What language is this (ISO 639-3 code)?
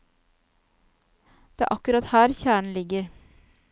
nor